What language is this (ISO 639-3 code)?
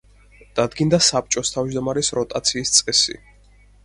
kat